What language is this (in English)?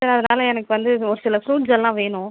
Tamil